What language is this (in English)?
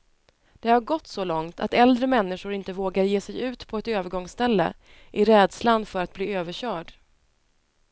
Swedish